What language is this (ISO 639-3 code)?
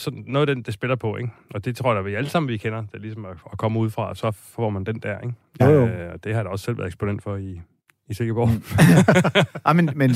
dan